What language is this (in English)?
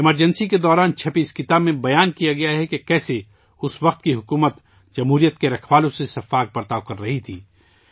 Urdu